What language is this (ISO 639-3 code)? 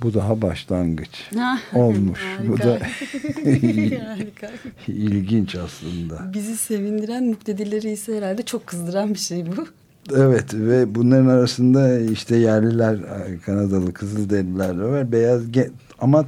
tur